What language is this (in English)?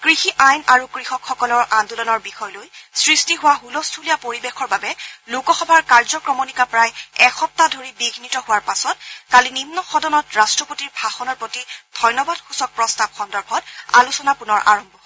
Assamese